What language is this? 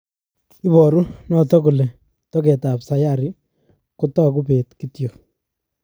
Kalenjin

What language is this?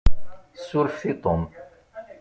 Kabyle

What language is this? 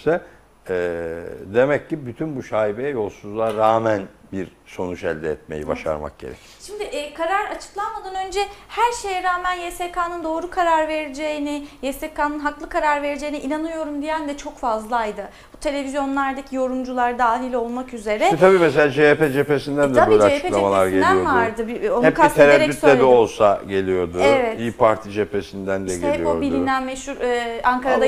Turkish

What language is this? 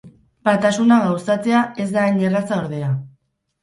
Basque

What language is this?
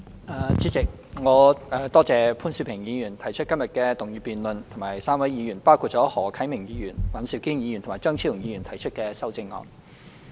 Cantonese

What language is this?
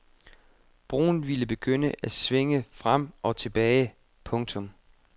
Danish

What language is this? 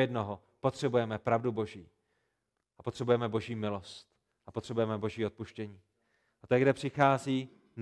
Czech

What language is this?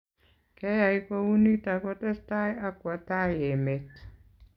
Kalenjin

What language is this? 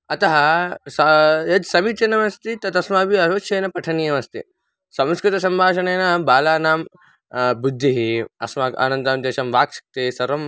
Sanskrit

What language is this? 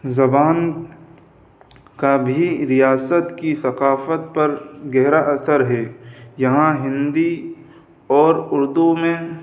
Urdu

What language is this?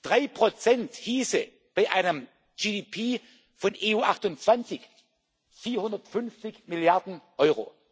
German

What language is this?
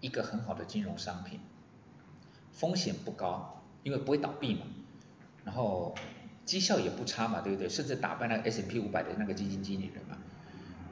Chinese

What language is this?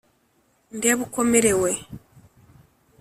Kinyarwanda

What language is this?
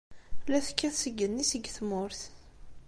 Kabyle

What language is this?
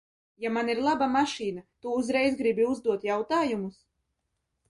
Latvian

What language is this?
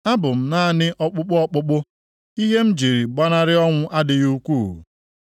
Igbo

